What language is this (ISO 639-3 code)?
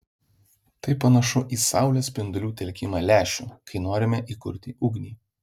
lit